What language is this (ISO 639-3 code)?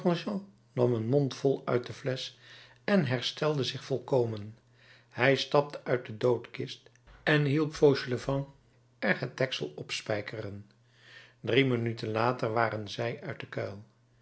nld